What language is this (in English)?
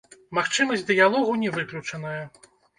Belarusian